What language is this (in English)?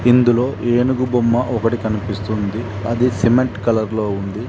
Telugu